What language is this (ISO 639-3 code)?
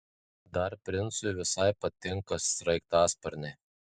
lit